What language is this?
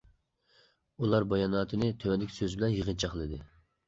Uyghur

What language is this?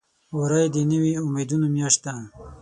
Pashto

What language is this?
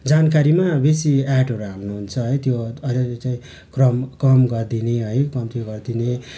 Nepali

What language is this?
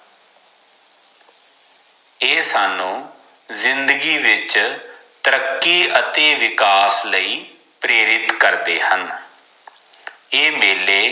Punjabi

